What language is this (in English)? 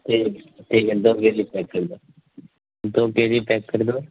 Urdu